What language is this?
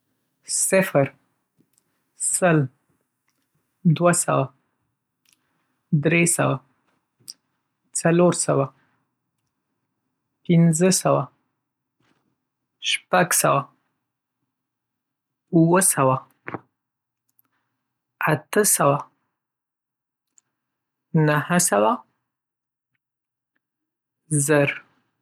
Pashto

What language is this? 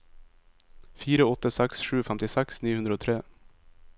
Norwegian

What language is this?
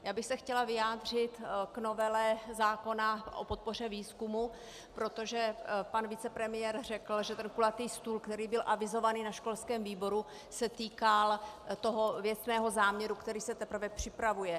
Czech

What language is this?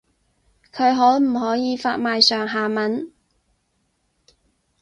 Cantonese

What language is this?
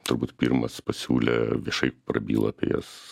Lithuanian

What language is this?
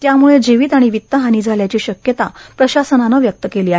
Marathi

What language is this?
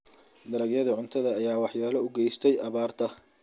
Somali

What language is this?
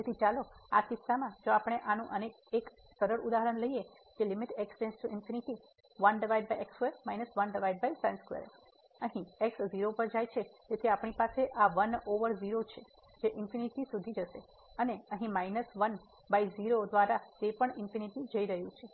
Gujarati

